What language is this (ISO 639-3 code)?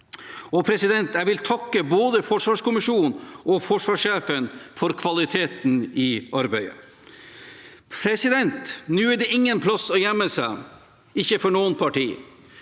nor